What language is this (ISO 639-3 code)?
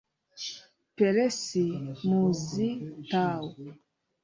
kin